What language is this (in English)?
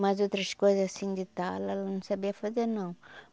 Portuguese